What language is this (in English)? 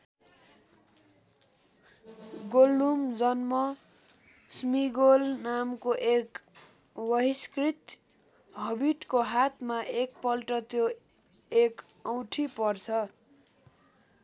Nepali